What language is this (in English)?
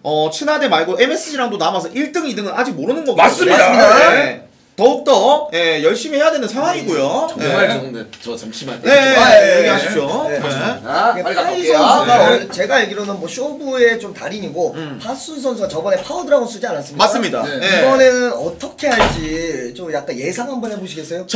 Korean